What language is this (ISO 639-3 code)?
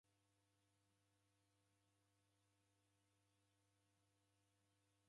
dav